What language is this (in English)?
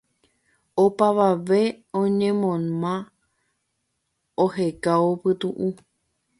Guarani